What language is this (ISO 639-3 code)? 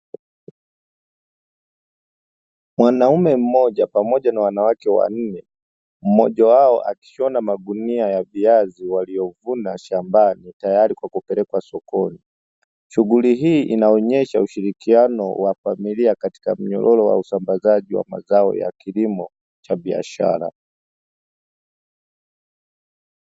swa